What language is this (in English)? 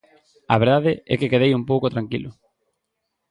Galician